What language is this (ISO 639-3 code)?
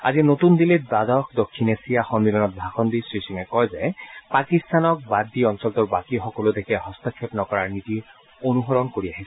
asm